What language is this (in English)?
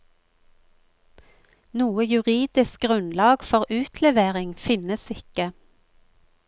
Norwegian